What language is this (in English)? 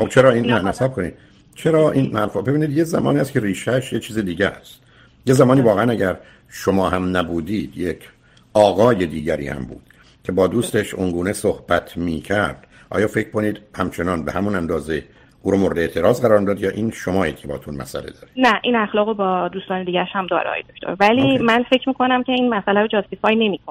Persian